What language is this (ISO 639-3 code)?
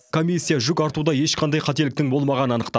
kaz